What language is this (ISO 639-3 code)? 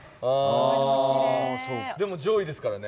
jpn